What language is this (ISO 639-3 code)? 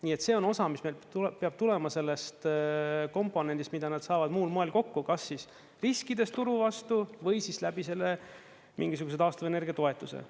est